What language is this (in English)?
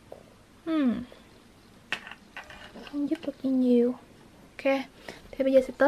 Vietnamese